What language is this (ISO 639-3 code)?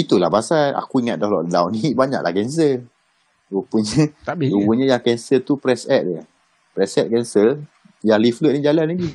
msa